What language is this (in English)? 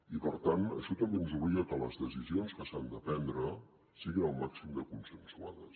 Catalan